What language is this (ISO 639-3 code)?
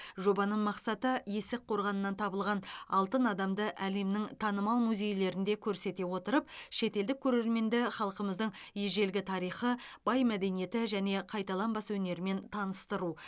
kaz